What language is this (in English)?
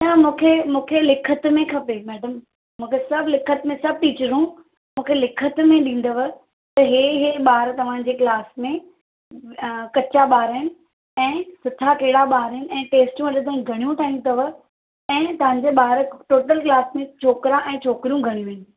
Sindhi